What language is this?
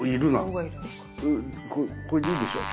Japanese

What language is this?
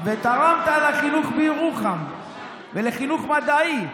Hebrew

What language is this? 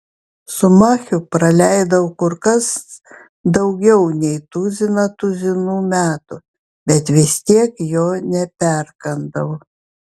Lithuanian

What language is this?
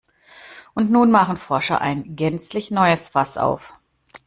German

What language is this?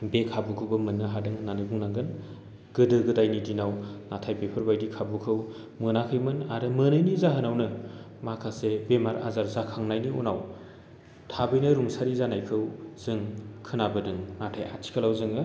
Bodo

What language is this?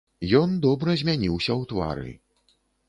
Belarusian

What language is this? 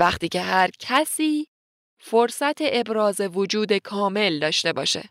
Persian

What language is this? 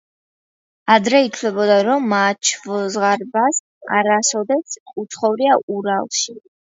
Georgian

